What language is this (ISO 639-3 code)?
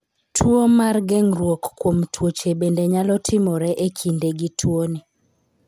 luo